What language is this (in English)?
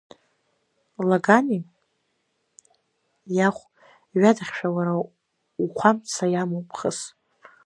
Abkhazian